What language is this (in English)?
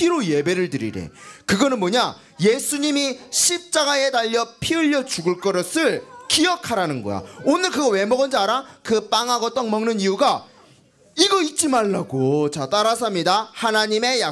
Korean